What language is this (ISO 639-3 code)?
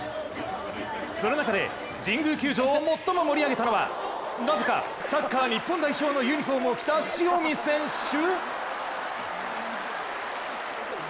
jpn